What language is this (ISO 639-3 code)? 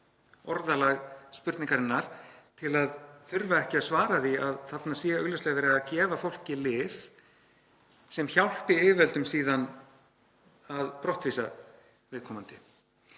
isl